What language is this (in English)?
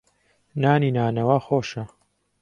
Central Kurdish